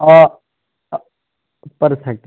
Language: Kashmiri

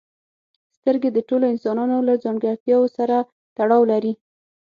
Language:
Pashto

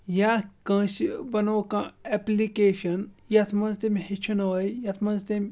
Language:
Kashmiri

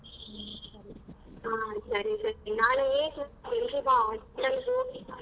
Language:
Kannada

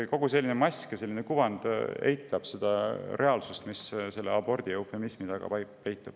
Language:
Estonian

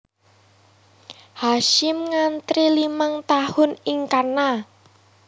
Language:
Javanese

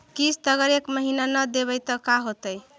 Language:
Magahi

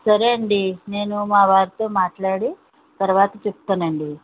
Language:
Telugu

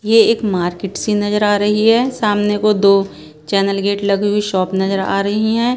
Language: Hindi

